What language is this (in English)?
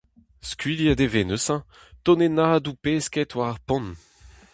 Breton